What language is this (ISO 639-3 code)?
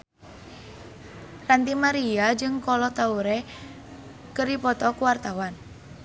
sun